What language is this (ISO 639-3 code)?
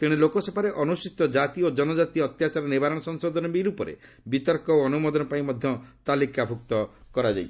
ori